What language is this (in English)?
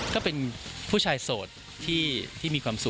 Thai